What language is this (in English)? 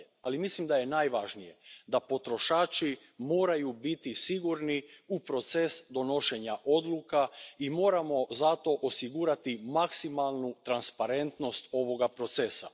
Croatian